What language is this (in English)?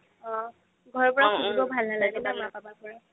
Assamese